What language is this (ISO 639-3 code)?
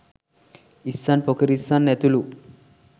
sin